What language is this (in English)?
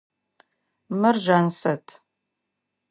Adyghe